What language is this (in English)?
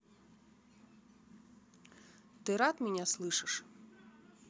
Russian